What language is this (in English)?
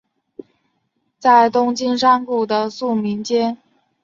Chinese